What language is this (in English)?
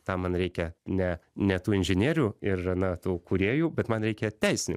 Lithuanian